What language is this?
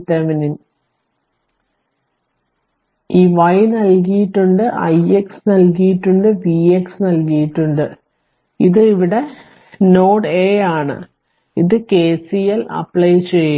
Malayalam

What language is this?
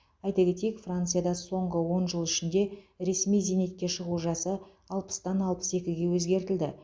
Kazakh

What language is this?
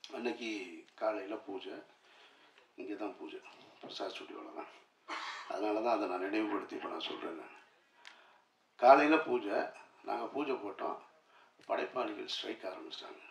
Tamil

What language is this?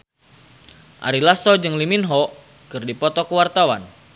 Sundanese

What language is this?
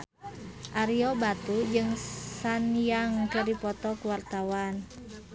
Sundanese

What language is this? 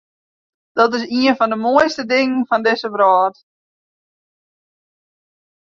Western Frisian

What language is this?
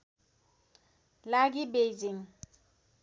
Nepali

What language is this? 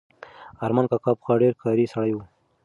Pashto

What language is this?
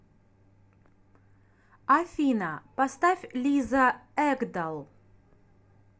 Russian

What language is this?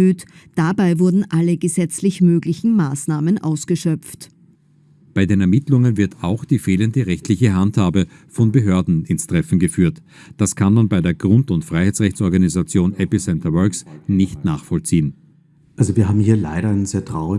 German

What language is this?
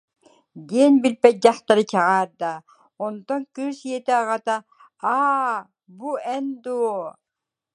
Yakut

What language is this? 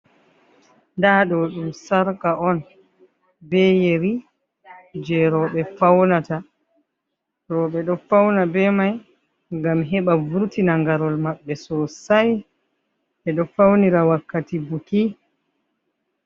Fula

